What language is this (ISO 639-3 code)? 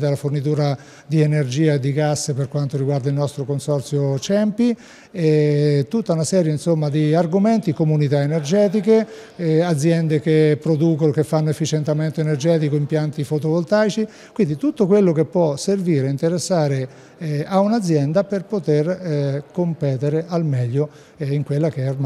ita